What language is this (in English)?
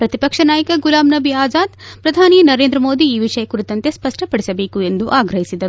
Kannada